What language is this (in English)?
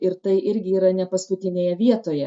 Lithuanian